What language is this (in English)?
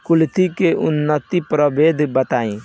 Bhojpuri